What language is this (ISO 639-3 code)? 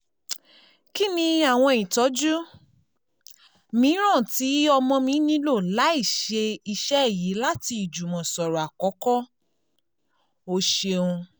yor